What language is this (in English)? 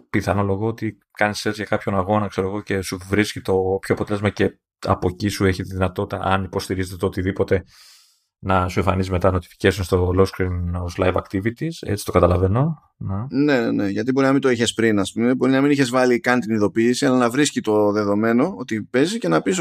Greek